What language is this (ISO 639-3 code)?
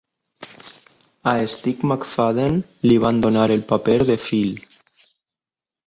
cat